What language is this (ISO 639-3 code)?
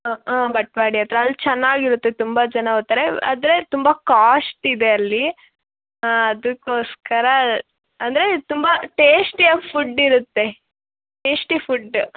kan